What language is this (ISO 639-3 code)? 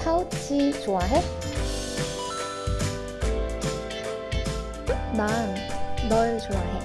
kor